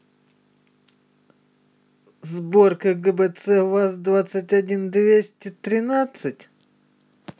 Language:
Russian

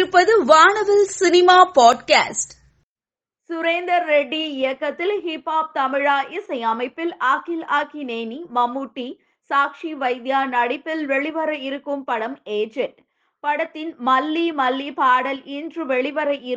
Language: Tamil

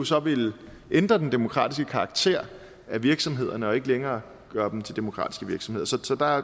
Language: Danish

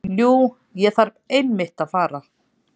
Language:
Icelandic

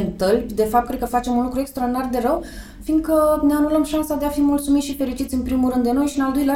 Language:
Romanian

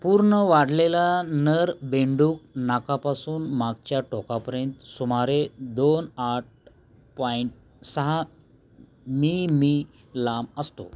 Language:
Marathi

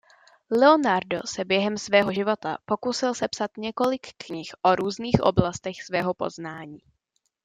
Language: Czech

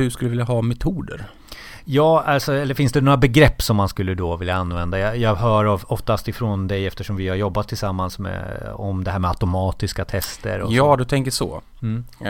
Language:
Swedish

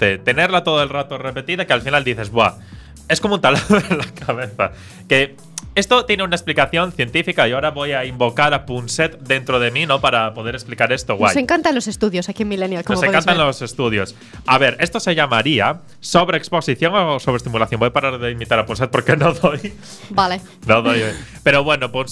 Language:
Spanish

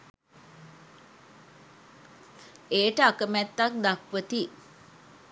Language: Sinhala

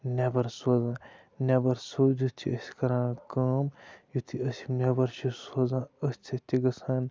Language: Kashmiri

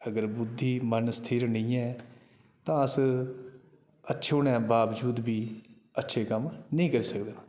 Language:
Dogri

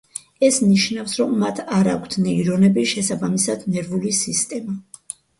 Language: Georgian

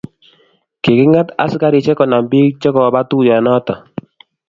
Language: Kalenjin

